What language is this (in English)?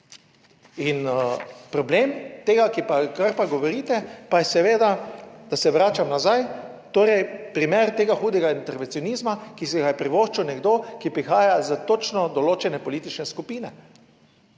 Slovenian